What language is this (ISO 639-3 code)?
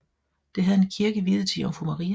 dan